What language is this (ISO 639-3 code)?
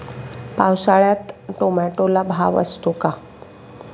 mar